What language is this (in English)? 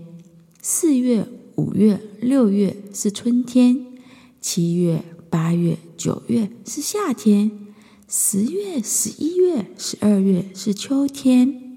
Chinese